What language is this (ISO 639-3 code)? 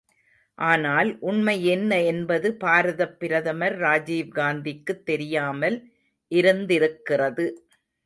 tam